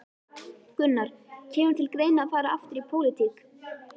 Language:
Icelandic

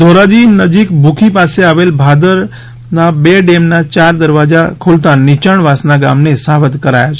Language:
Gujarati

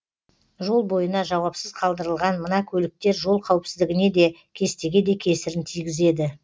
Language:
Kazakh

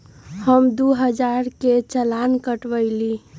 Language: Magahi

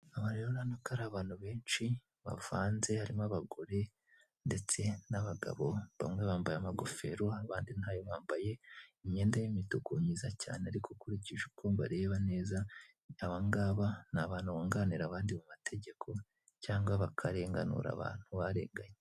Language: Kinyarwanda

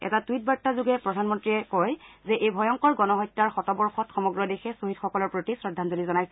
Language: Assamese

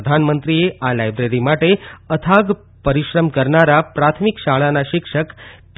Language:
Gujarati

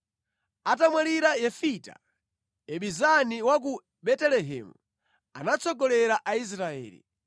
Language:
Nyanja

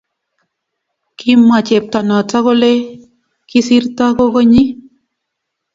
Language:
Kalenjin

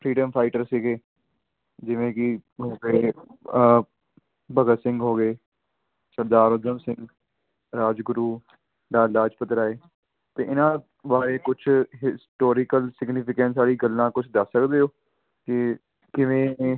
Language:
Punjabi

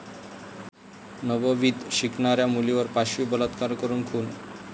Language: Marathi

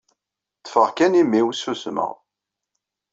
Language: Kabyle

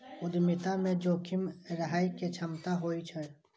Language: Maithili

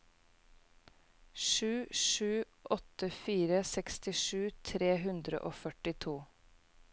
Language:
Norwegian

